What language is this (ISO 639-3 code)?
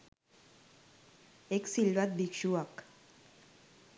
sin